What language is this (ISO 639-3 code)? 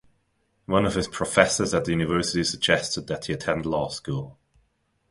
eng